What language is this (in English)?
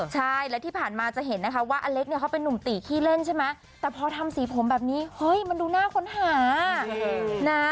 Thai